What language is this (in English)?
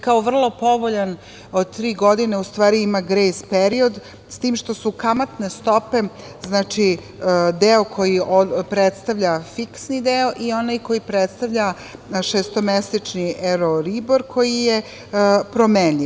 Serbian